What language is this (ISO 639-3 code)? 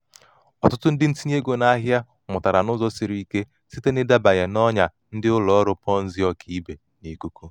ibo